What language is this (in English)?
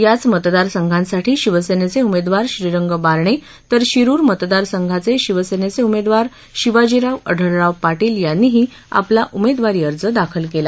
Marathi